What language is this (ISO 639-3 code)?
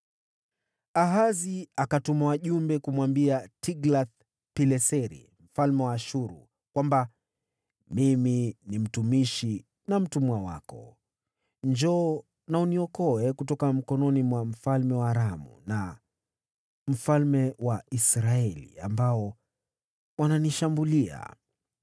swa